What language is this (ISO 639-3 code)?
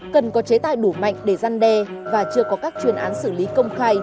vie